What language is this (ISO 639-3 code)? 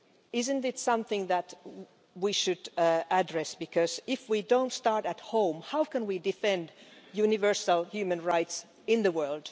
eng